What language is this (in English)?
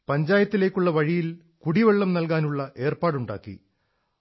Malayalam